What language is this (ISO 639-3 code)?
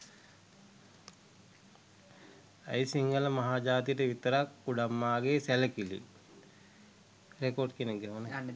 sin